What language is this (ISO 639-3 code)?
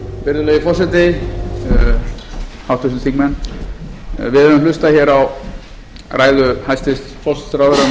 isl